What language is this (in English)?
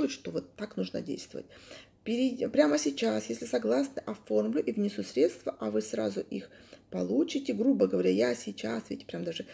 Russian